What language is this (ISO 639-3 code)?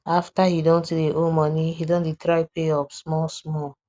pcm